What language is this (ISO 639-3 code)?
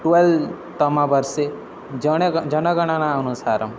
san